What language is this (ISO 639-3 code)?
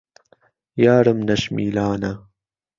ckb